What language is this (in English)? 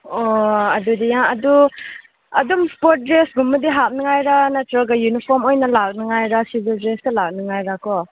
Manipuri